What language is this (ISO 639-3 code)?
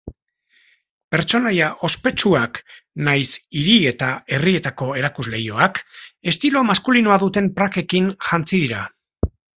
eus